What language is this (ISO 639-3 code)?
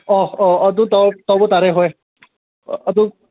mni